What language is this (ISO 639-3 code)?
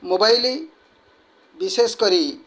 ori